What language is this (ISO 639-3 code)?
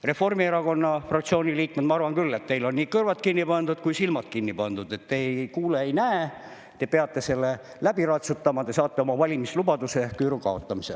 est